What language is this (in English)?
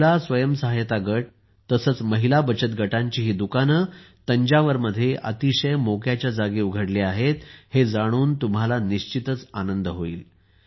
Marathi